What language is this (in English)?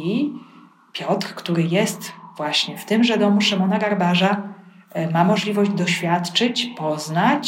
Polish